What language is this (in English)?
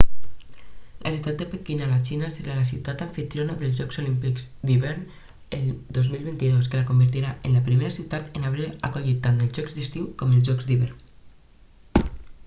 Catalan